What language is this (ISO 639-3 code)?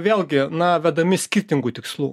lit